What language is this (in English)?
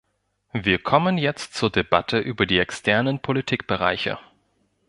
German